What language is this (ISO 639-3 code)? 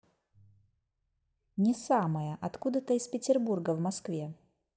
rus